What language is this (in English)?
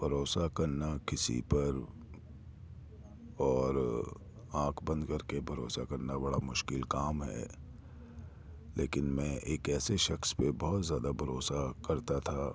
Urdu